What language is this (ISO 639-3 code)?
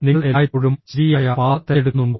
mal